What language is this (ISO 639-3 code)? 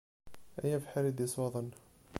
kab